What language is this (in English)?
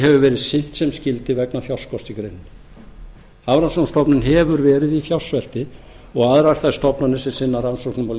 Icelandic